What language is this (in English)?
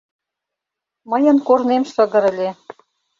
Mari